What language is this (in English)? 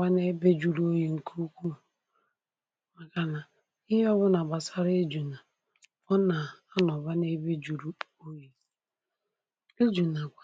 Igbo